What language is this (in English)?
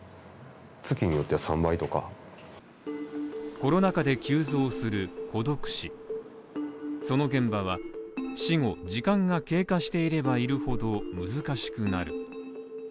Japanese